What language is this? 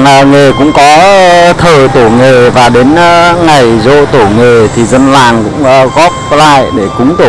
Vietnamese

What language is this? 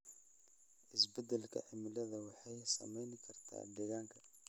Somali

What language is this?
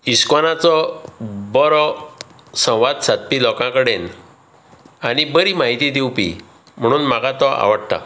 Konkani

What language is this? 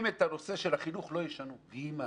Hebrew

